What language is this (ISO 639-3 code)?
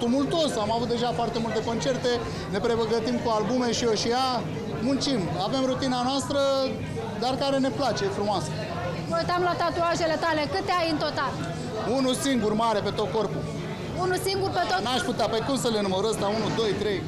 ron